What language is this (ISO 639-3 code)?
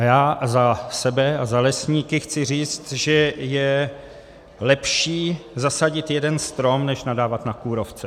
ces